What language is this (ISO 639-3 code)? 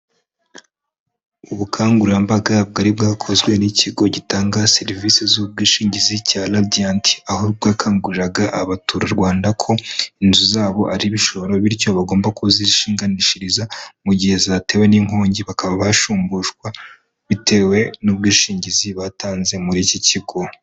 kin